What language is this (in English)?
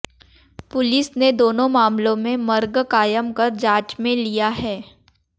Hindi